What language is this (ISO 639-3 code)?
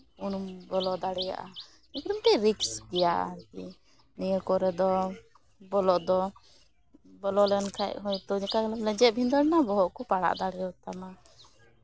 sat